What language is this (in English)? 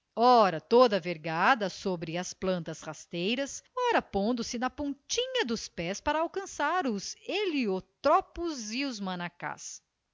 Portuguese